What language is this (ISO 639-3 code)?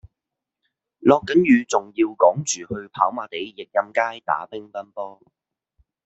yue